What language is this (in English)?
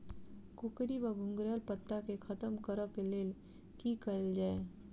Maithili